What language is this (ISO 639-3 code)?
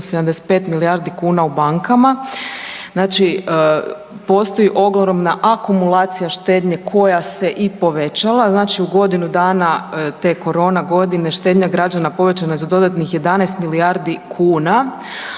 hrv